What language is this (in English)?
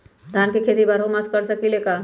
Magahi